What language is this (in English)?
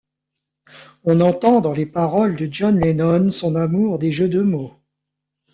French